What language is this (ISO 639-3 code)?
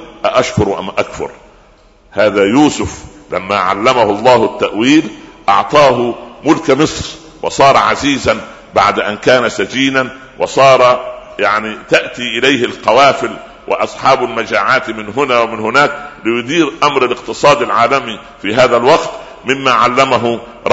ara